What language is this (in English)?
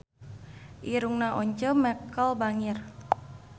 Sundanese